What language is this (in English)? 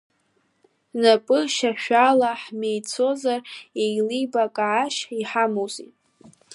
Abkhazian